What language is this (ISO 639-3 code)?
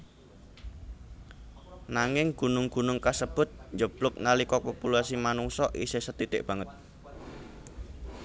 jav